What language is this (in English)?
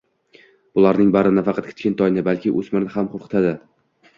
Uzbek